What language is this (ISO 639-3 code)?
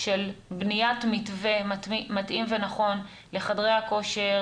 heb